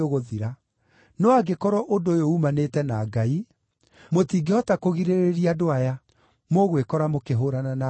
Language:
Kikuyu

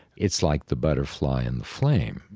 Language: English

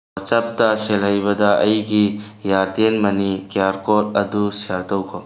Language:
Manipuri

